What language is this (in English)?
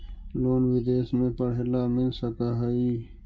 Magahi